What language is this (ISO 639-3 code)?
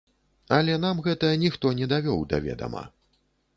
bel